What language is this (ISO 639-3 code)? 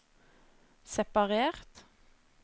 nor